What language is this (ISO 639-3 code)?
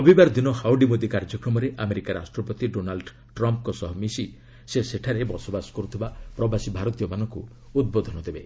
ori